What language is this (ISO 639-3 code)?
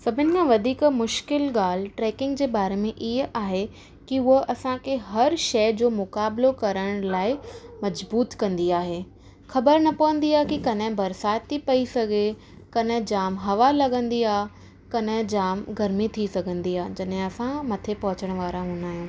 snd